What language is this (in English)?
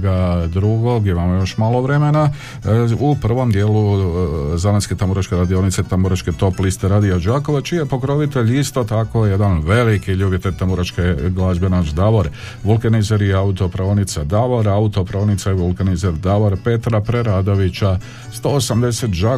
Croatian